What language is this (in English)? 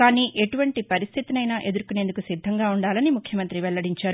Telugu